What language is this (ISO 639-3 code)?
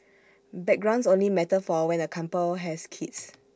eng